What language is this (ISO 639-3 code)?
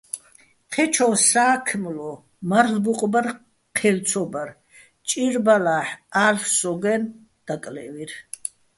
bbl